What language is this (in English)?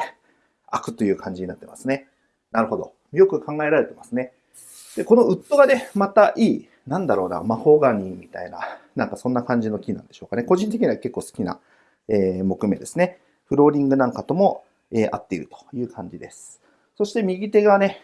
Japanese